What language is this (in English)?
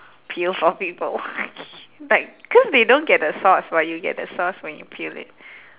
English